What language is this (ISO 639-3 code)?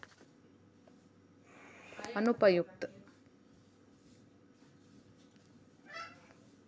kan